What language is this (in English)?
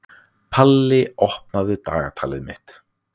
Icelandic